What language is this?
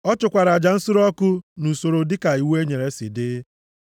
Igbo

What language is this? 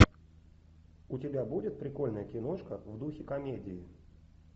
Russian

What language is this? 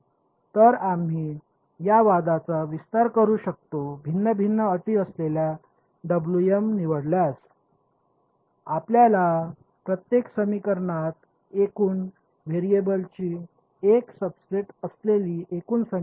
Marathi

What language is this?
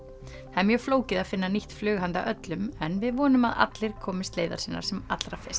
Icelandic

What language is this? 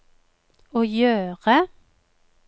Norwegian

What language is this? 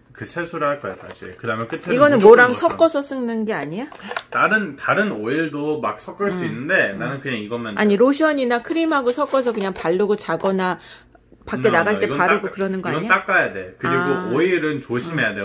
Korean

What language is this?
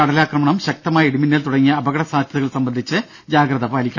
Malayalam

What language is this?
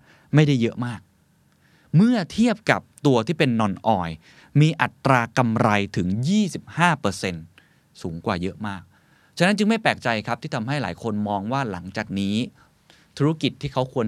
Thai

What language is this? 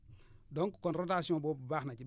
Wolof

